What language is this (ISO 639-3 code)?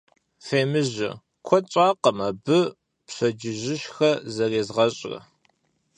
kbd